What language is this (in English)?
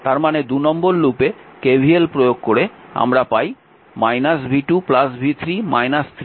Bangla